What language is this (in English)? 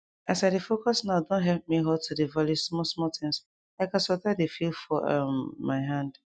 Nigerian Pidgin